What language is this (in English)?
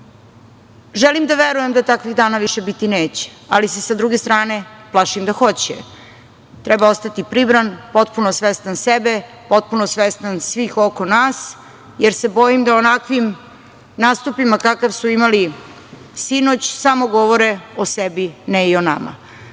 Serbian